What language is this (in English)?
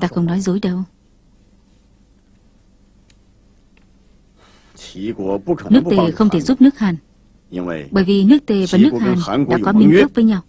Vietnamese